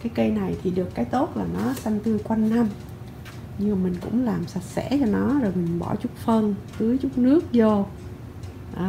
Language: Vietnamese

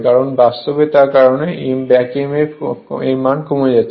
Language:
Bangla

